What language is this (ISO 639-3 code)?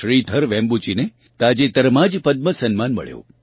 guj